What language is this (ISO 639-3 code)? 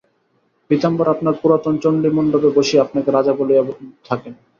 ben